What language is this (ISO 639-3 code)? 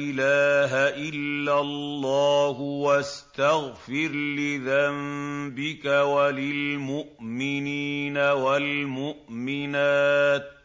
ara